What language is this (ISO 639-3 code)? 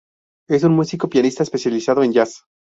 spa